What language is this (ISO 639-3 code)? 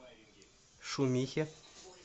rus